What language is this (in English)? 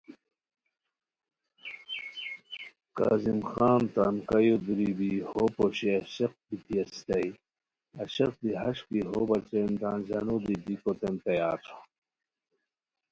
Khowar